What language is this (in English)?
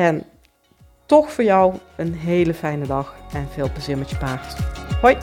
Dutch